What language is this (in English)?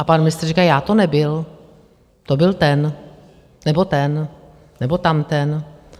Czech